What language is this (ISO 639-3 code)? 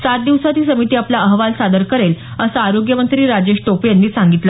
mar